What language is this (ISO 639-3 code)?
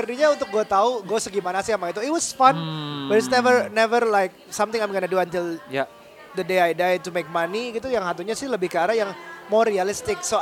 ind